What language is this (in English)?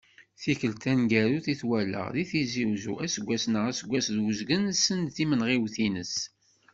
Kabyle